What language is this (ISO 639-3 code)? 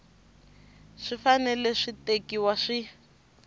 tso